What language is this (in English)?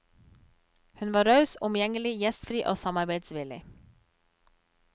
Norwegian